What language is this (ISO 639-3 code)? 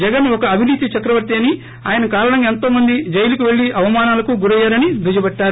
tel